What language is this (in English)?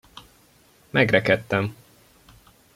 Hungarian